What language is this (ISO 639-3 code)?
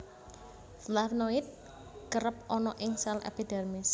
jav